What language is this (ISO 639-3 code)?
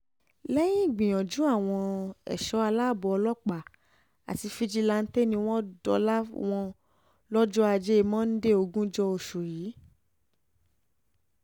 yor